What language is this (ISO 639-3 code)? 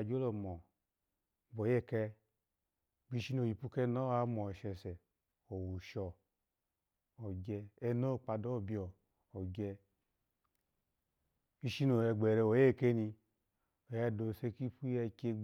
ala